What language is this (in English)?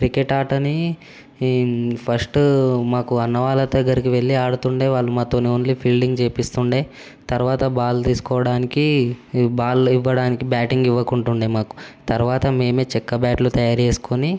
Telugu